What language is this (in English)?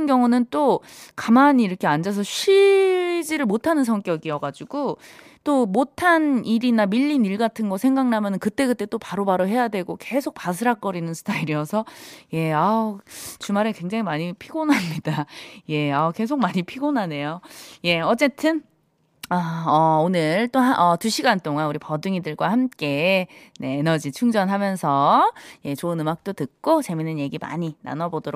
Korean